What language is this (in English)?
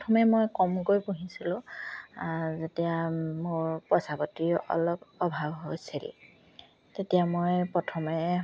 Assamese